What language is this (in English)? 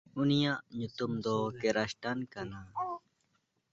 Santali